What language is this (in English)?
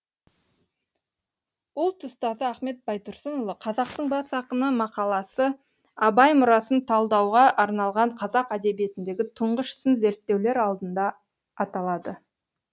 Kazakh